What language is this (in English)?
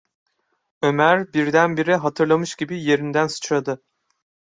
Turkish